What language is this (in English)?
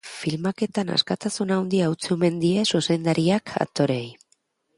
Basque